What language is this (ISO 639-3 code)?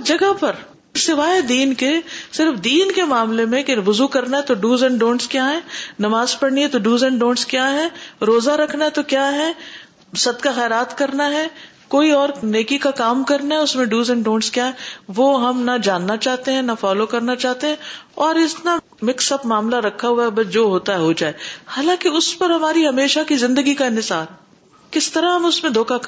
urd